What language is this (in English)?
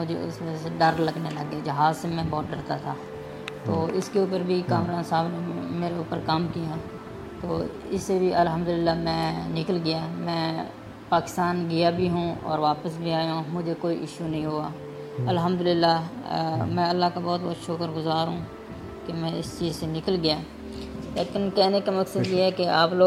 Urdu